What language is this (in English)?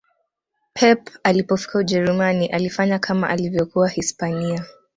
Swahili